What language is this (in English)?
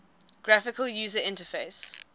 English